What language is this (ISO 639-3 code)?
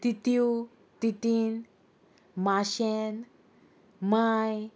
kok